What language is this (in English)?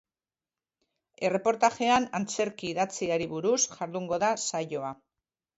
Basque